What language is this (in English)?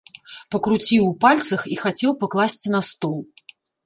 Belarusian